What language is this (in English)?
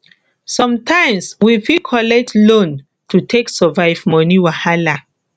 Nigerian Pidgin